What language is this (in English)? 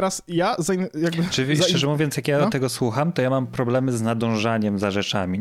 Polish